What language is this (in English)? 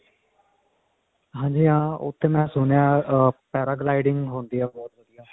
Punjabi